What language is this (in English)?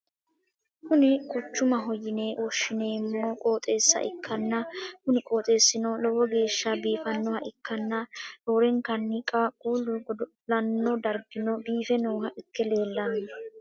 Sidamo